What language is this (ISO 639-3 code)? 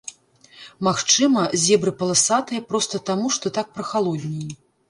bel